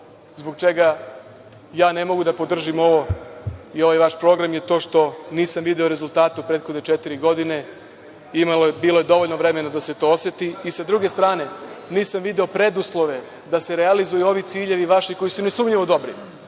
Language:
Serbian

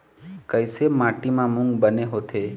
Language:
Chhattisgarhi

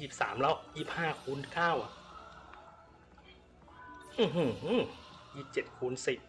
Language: Thai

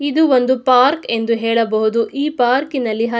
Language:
Kannada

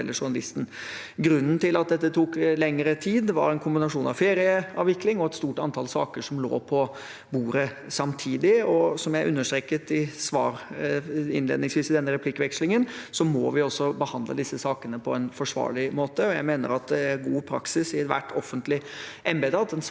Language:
Norwegian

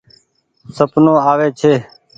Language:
Goaria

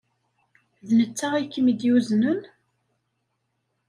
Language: Kabyle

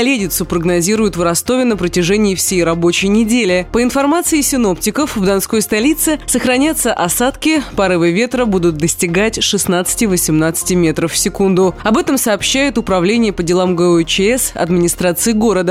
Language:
Russian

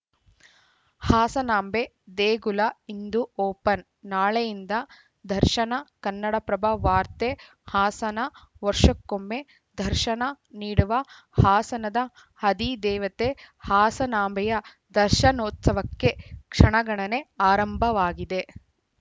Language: Kannada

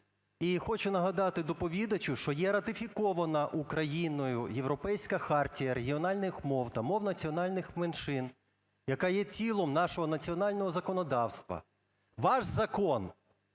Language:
Ukrainian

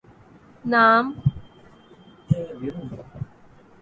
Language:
Urdu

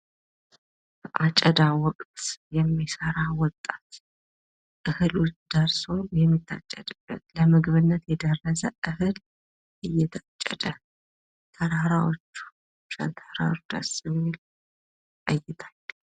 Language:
Amharic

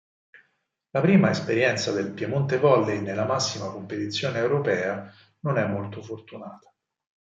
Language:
Italian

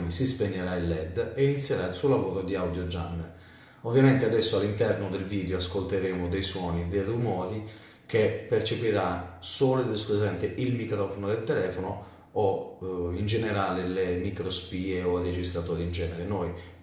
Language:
Italian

